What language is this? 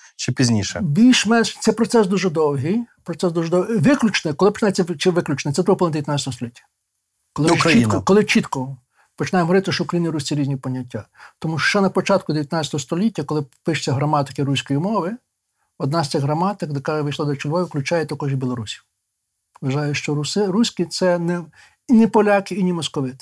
Ukrainian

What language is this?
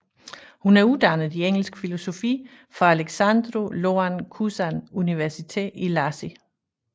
Danish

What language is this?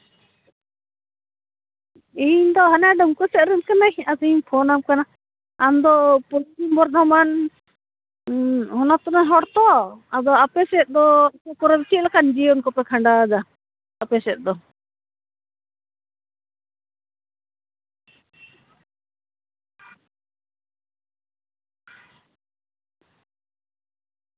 Santali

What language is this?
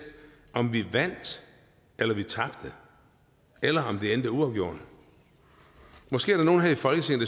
Danish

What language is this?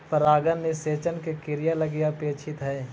Magahi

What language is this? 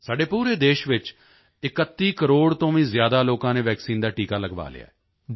Punjabi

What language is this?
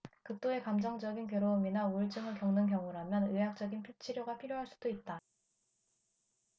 Korean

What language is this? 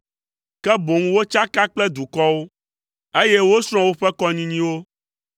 Ewe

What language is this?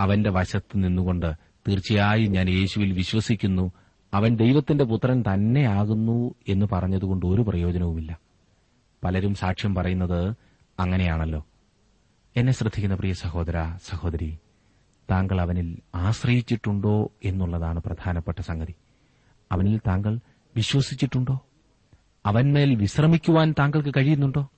Malayalam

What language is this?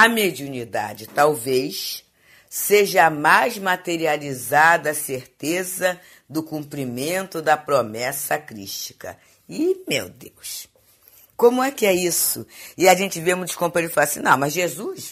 Portuguese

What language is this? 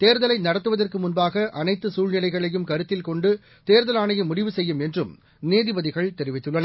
Tamil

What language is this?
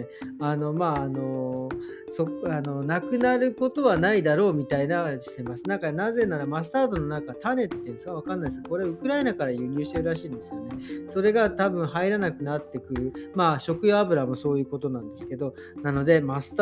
Japanese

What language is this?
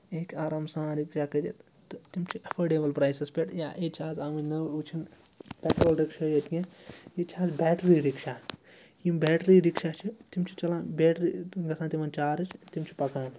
Kashmiri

